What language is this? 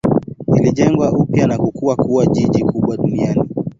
Swahili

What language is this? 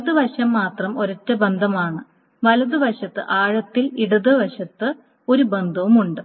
Malayalam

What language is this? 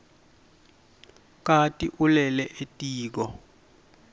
Swati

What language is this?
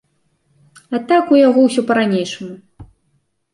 Belarusian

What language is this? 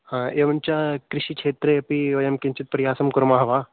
Sanskrit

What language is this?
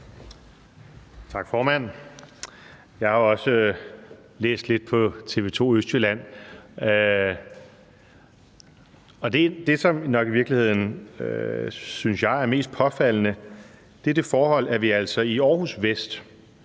Danish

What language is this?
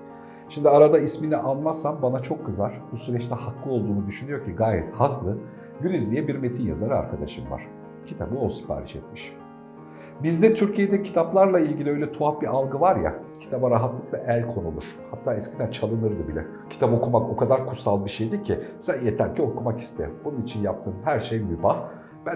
Turkish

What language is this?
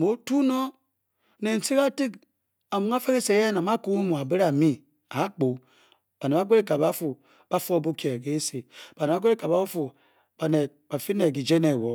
Bokyi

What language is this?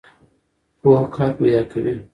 Pashto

